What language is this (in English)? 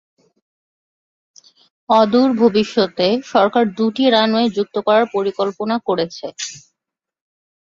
Bangla